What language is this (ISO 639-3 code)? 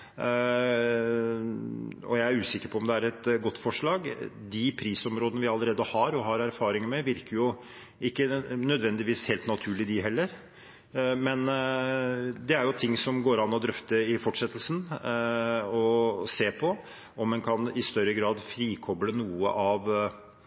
nob